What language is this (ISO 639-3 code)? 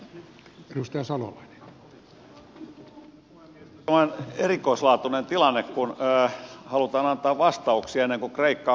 fin